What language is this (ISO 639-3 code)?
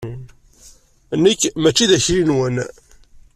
kab